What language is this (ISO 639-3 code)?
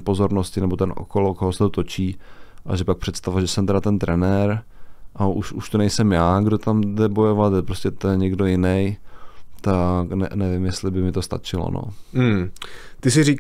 ces